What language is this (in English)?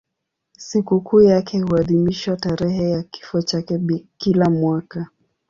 Swahili